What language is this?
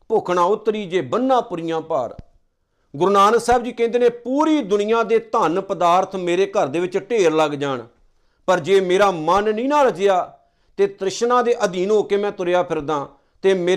Punjabi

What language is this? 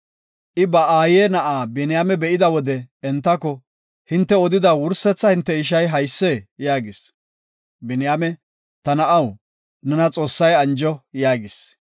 Gofa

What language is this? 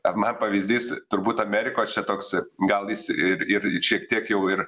Lithuanian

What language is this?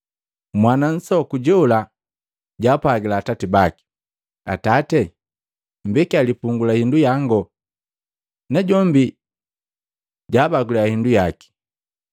Matengo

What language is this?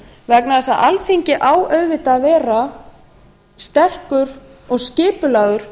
Icelandic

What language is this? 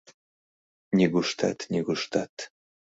Mari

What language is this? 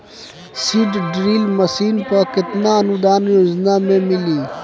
Bhojpuri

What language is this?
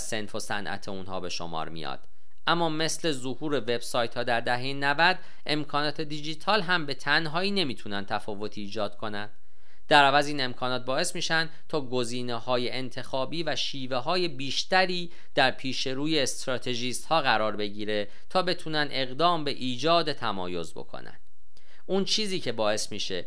Persian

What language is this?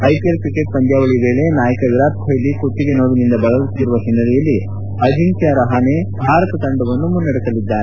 Kannada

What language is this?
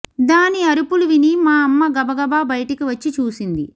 Telugu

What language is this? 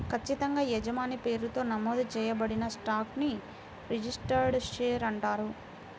Telugu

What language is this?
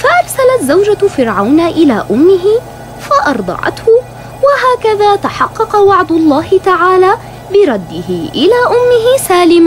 Arabic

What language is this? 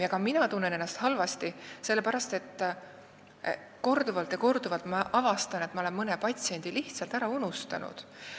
Estonian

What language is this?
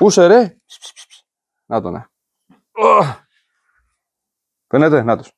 Greek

